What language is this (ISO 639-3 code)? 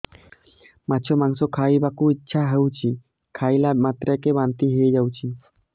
ori